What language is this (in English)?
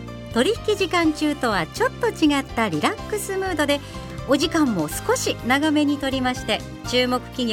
Japanese